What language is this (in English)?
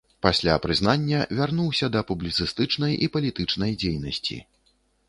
Belarusian